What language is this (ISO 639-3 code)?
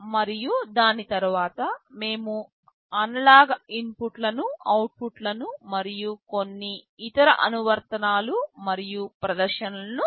tel